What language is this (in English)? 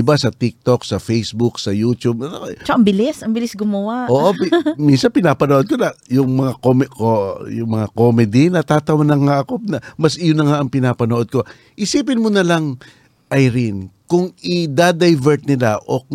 Filipino